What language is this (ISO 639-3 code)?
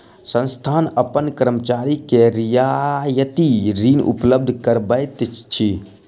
mai